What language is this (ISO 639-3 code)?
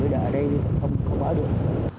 vie